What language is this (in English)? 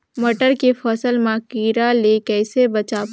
Chhattisgarhi